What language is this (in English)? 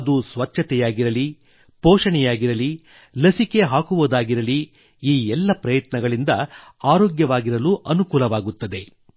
Kannada